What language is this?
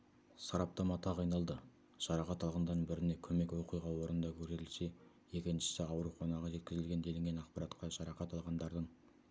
Kazakh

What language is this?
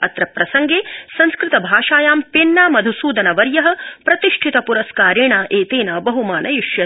Sanskrit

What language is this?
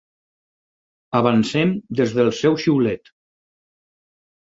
Catalan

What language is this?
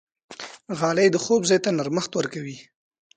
Pashto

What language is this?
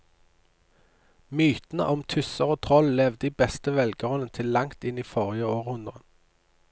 Norwegian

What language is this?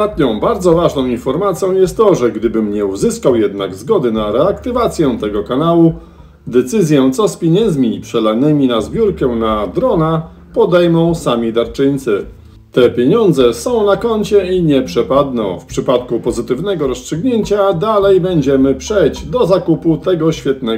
Polish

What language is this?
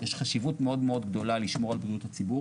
Hebrew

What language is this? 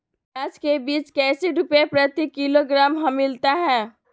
Magahi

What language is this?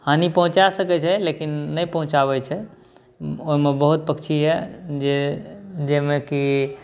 Maithili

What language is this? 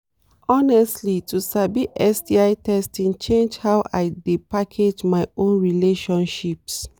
Nigerian Pidgin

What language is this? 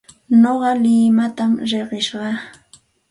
Santa Ana de Tusi Pasco Quechua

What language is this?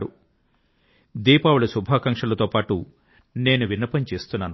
Telugu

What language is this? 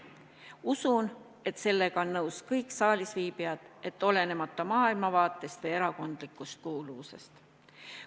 Estonian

